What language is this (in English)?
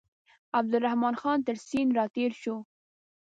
Pashto